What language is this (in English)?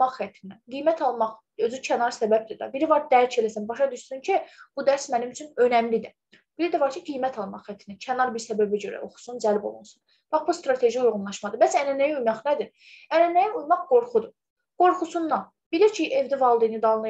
Turkish